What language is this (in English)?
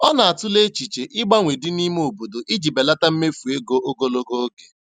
Igbo